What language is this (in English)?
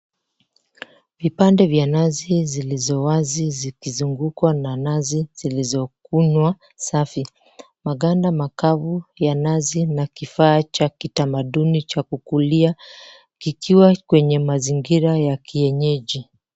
Swahili